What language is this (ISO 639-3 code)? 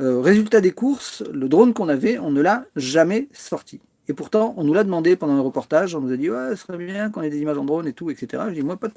fra